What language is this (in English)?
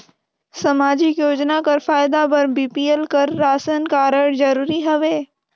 Chhattisgarhi